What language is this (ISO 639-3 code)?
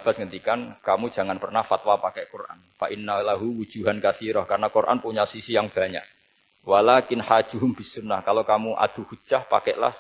ind